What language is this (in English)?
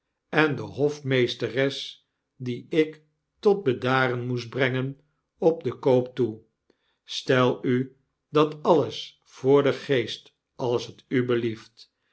Dutch